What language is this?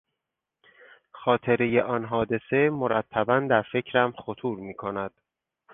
Persian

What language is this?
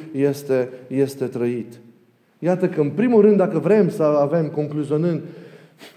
Romanian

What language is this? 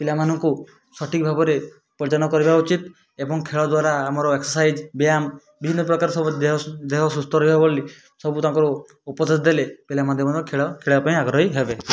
Odia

